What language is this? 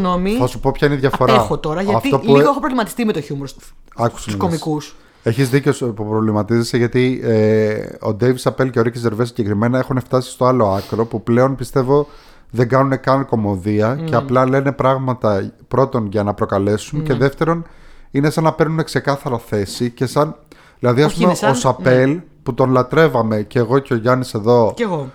Greek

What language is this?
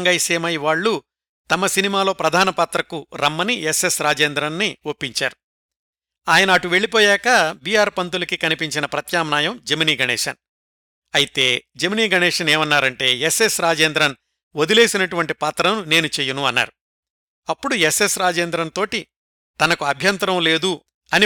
Telugu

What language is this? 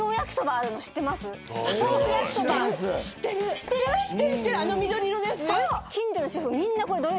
Japanese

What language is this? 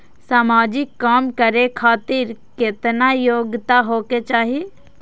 Maithili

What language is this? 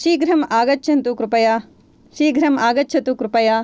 Sanskrit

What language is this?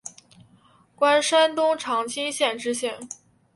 Chinese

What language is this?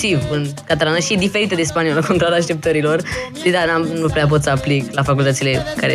Romanian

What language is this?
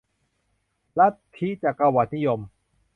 Thai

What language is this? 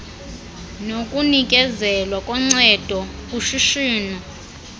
Xhosa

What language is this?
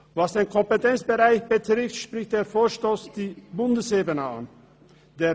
Swiss German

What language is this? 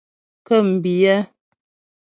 Ghomala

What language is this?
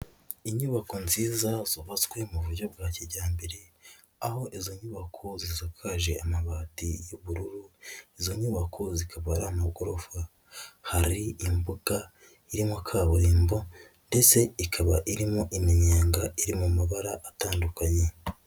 Kinyarwanda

